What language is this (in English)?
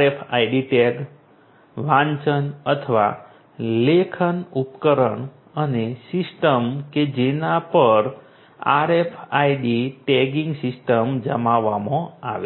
Gujarati